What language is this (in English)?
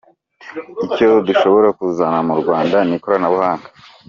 Kinyarwanda